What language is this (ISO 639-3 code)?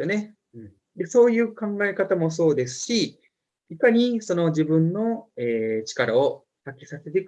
jpn